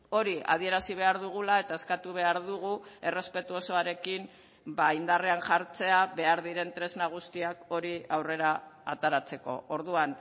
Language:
Basque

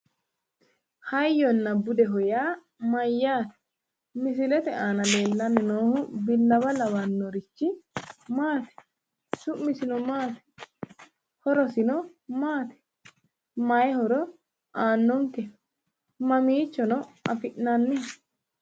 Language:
Sidamo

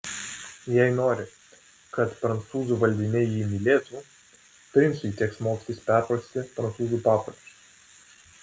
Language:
Lithuanian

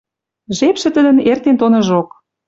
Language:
Western Mari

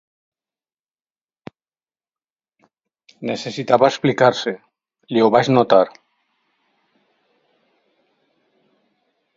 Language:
Catalan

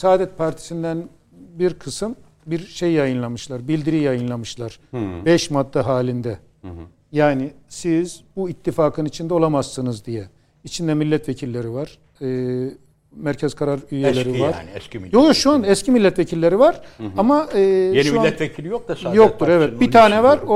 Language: Turkish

